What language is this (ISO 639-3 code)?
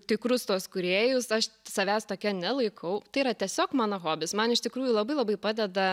lit